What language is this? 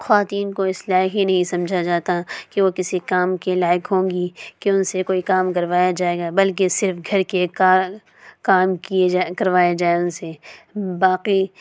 Urdu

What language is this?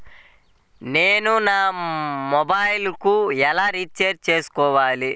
Telugu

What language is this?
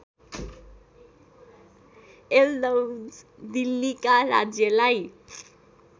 Nepali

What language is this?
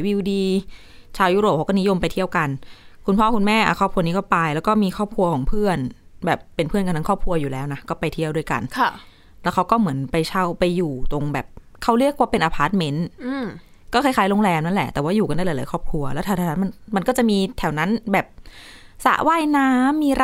Thai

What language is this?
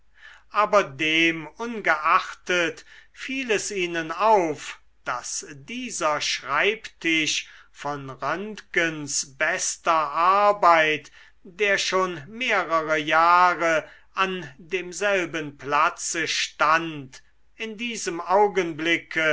German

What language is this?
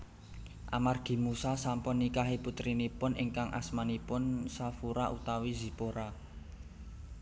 Javanese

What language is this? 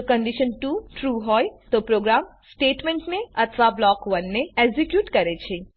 Gujarati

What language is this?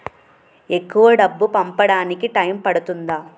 Telugu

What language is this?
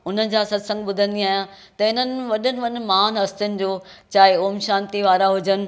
Sindhi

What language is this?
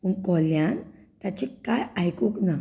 Konkani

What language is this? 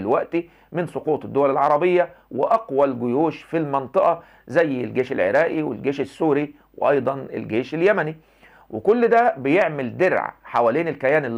Arabic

